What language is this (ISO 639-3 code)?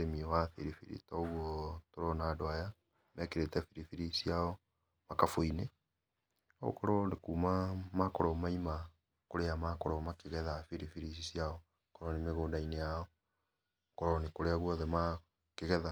kik